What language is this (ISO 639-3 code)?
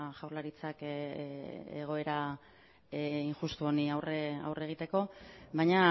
eus